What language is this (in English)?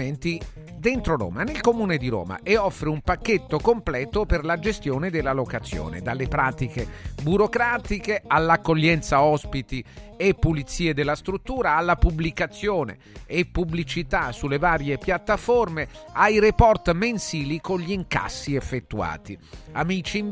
Italian